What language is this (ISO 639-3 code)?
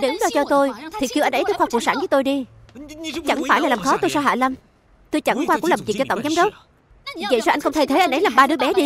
vie